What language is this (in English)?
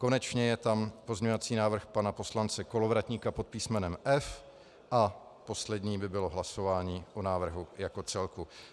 Czech